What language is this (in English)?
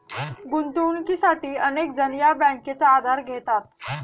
Marathi